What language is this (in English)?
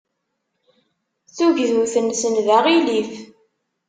Kabyle